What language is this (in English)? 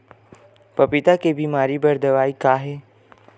Chhattisgarhi